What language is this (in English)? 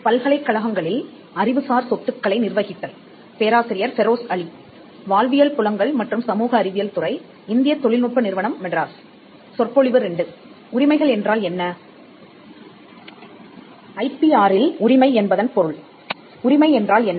Tamil